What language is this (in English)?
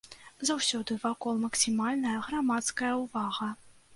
Belarusian